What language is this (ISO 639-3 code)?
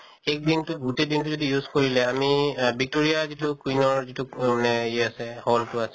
asm